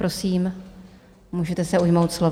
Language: Czech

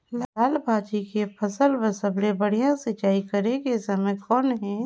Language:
Chhattisgarhi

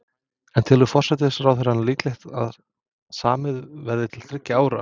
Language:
Icelandic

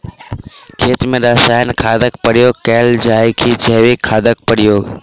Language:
Maithili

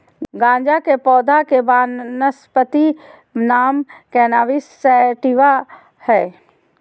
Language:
Magahi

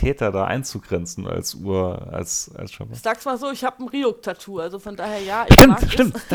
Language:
German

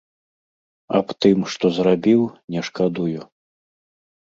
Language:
Belarusian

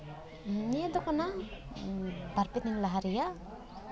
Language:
Santali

